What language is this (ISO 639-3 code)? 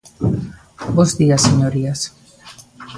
glg